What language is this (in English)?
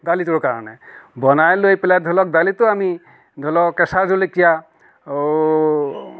Assamese